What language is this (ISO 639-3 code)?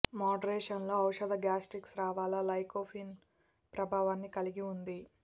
tel